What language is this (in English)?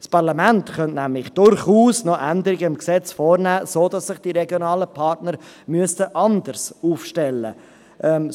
Swiss German